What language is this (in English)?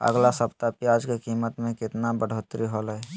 Magahi